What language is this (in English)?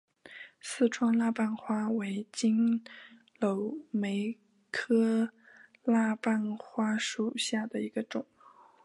Chinese